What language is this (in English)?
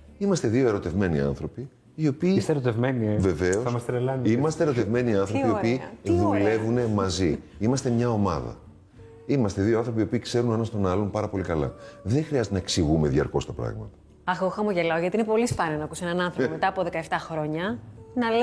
Greek